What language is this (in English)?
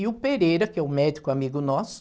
Portuguese